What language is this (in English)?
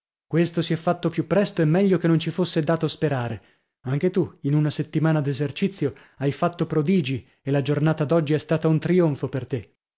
Italian